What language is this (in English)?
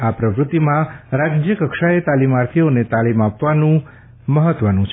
Gujarati